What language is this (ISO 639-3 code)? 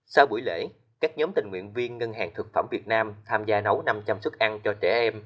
vie